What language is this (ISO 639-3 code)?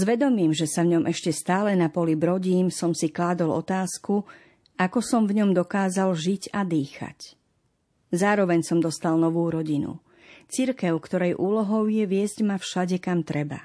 slk